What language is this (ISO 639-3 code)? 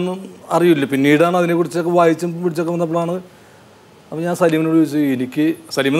mal